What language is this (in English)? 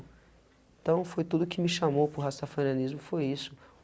Portuguese